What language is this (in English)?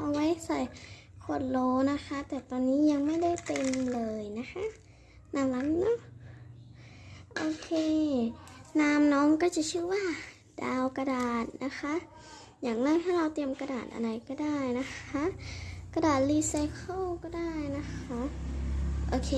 Thai